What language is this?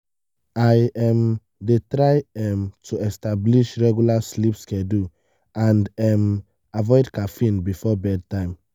Nigerian Pidgin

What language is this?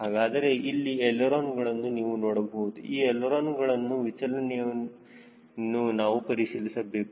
Kannada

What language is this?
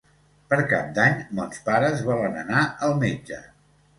Catalan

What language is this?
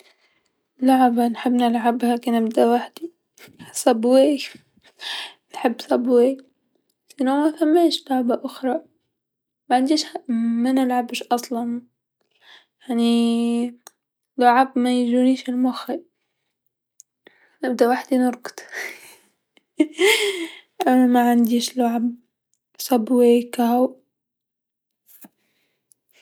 Tunisian Arabic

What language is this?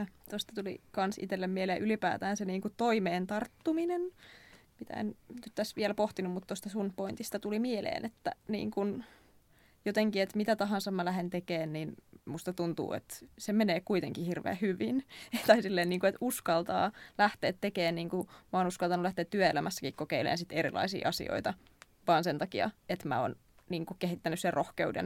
Finnish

